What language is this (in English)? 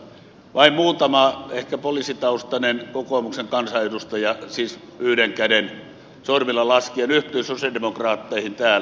Finnish